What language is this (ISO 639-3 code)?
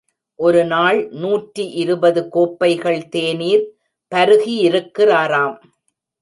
tam